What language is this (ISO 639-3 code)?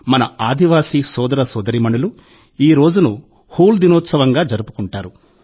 tel